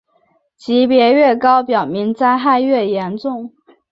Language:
Chinese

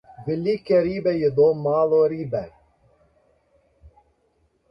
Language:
Slovenian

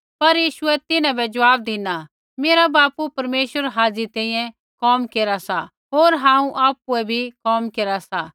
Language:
Kullu Pahari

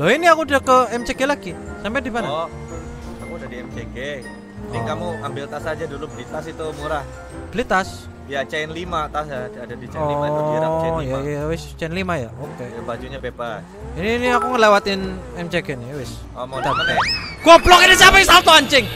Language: Indonesian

